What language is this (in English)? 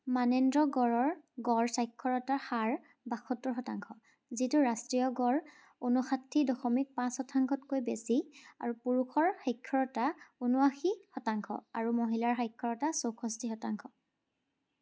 Assamese